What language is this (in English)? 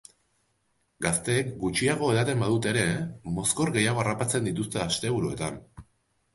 Basque